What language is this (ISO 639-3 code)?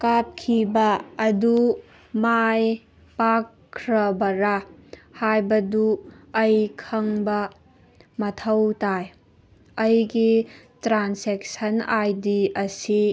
mni